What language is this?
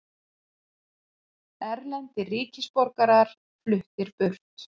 Icelandic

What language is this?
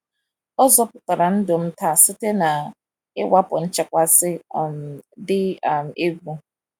Igbo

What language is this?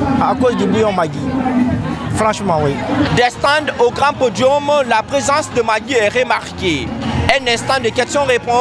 French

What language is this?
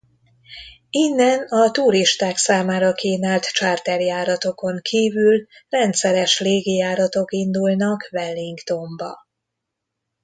Hungarian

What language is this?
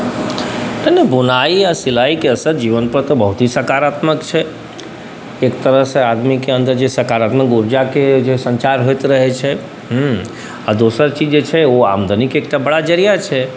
Maithili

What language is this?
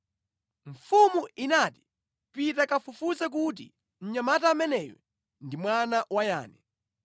Nyanja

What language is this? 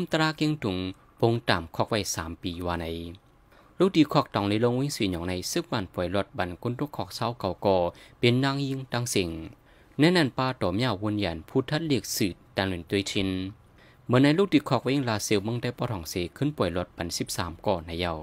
Thai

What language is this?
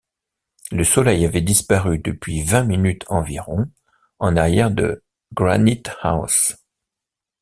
French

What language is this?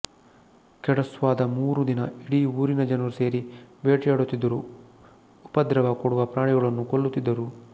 Kannada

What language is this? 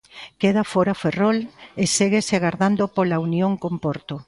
Galician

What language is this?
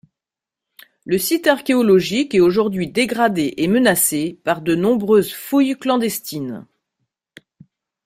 French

